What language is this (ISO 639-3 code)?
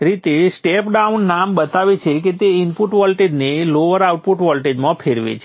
guj